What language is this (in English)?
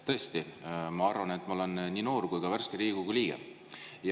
Estonian